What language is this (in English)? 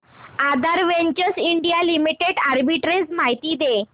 Marathi